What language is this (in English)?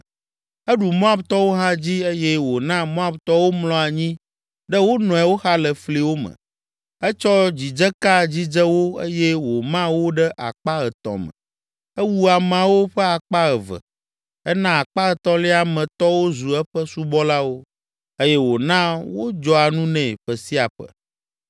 Ewe